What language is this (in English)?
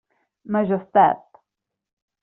Catalan